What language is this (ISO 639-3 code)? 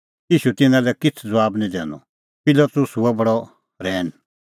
kfx